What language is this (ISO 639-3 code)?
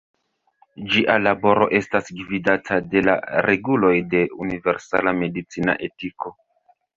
epo